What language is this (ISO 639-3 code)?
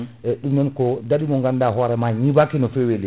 ful